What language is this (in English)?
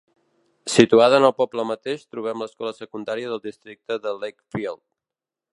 Catalan